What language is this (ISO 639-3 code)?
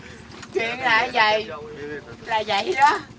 vie